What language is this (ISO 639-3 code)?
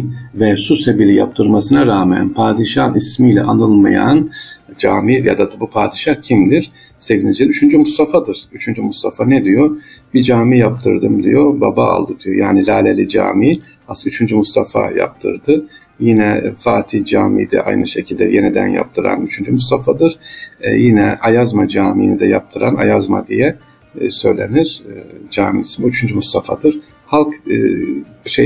tur